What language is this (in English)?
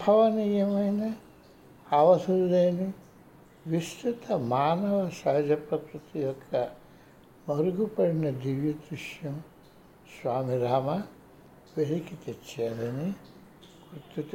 Telugu